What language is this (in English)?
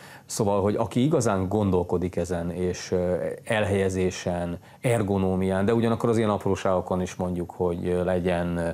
Hungarian